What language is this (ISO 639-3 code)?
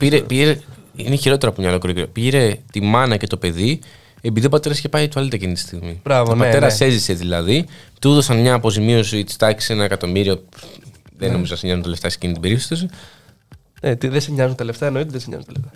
ell